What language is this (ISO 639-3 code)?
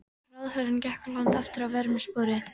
isl